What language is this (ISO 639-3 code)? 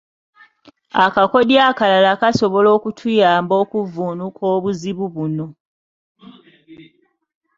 lug